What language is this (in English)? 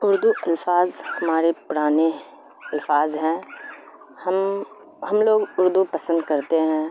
Urdu